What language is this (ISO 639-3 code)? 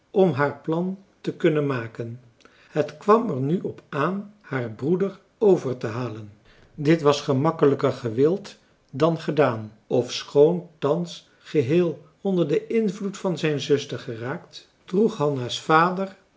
nld